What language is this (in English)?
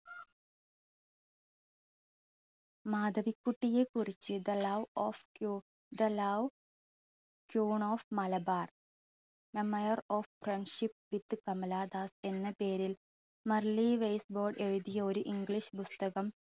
Malayalam